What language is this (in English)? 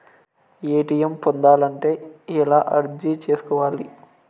Telugu